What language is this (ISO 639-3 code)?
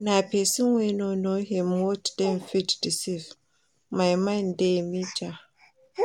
pcm